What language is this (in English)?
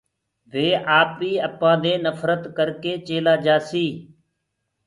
Gurgula